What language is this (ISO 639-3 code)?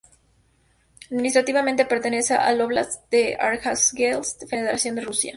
spa